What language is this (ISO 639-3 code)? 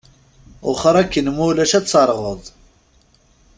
kab